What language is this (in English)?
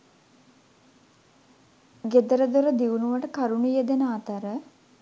Sinhala